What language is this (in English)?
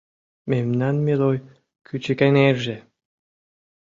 Mari